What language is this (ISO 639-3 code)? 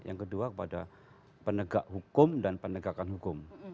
ind